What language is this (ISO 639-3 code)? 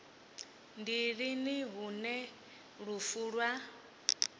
ven